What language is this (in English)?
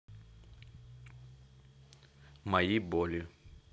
Russian